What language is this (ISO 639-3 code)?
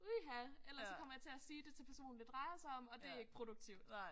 dan